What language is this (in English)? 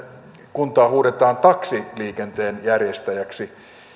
Finnish